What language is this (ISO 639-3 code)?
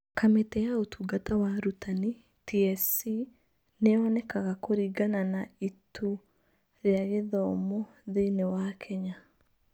kik